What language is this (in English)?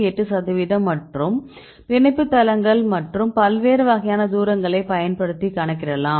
Tamil